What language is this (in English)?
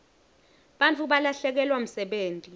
Swati